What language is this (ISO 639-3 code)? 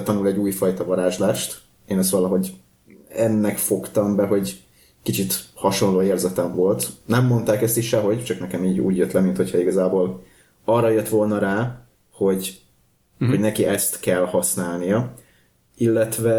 hun